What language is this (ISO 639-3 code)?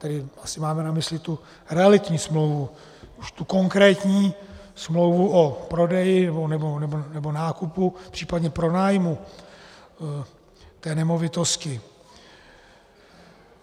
ces